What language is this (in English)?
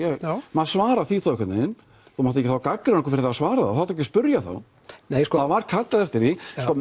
Icelandic